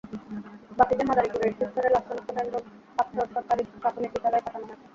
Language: Bangla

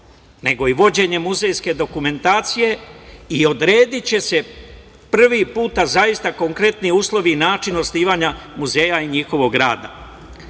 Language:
Serbian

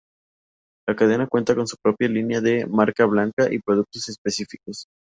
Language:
Spanish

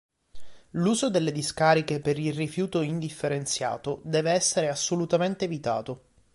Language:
Italian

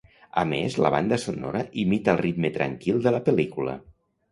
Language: Catalan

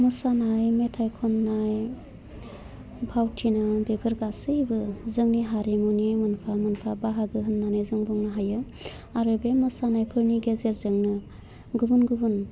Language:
Bodo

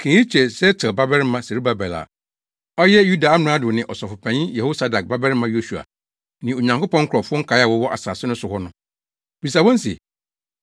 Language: Akan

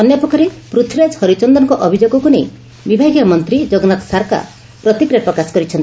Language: Odia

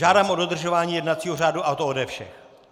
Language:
Czech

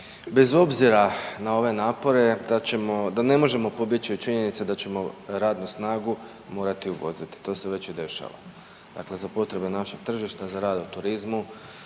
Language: Croatian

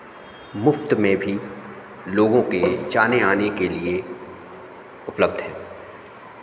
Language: Hindi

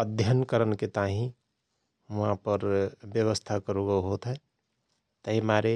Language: Rana Tharu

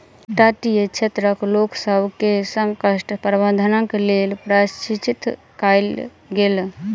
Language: Maithili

